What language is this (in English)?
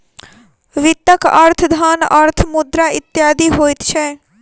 Maithili